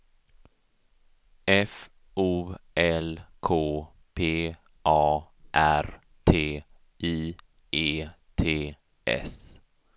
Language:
Swedish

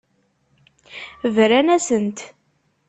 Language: Kabyle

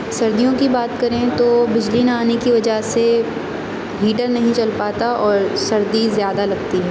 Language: Urdu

